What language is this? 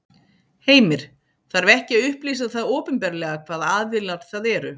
Icelandic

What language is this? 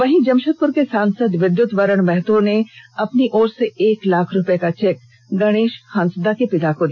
Hindi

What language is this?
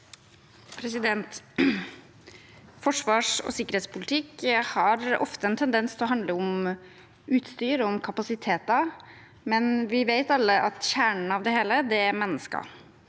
Norwegian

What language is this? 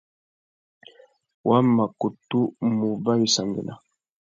Tuki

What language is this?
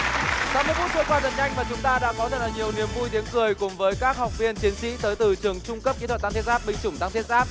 Vietnamese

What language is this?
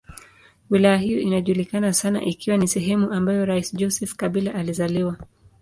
Swahili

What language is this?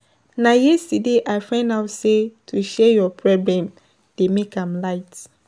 Nigerian Pidgin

